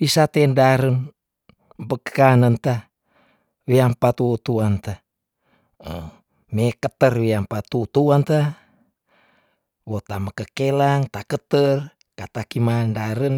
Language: Tondano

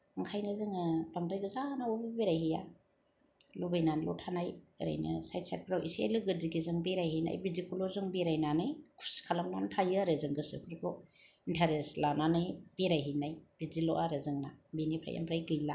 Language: Bodo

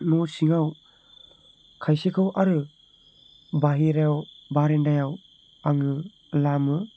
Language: Bodo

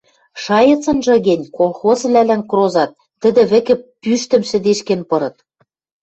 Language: Western Mari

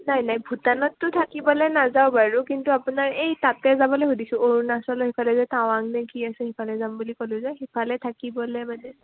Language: Assamese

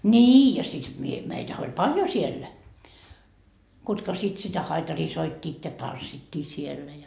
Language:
Finnish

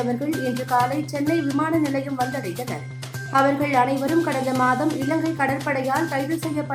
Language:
Tamil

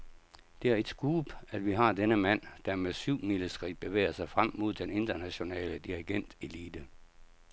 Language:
Danish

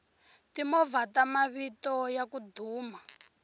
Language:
Tsonga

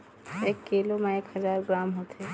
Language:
Chhattisgarhi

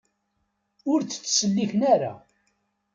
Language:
Kabyle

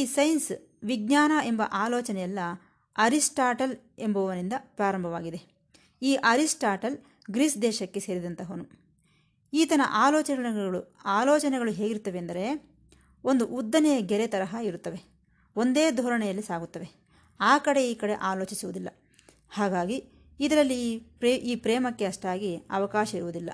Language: Kannada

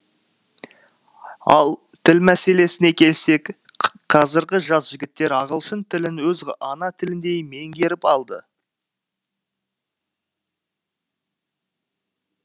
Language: Kazakh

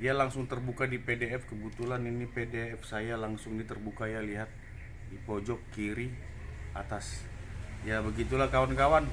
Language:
Indonesian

